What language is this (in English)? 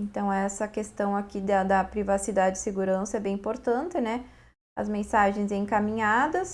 Portuguese